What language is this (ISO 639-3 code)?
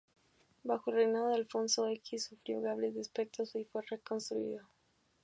spa